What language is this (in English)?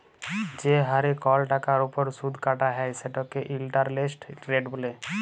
Bangla